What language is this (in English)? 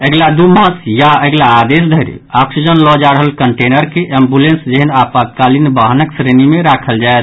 Maithili